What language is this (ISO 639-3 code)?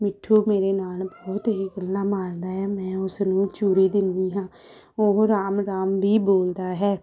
pan